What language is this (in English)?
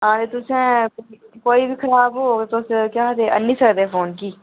Dogri